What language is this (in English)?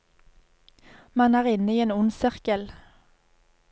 Norwegian